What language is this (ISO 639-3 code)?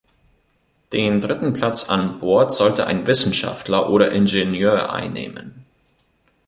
deu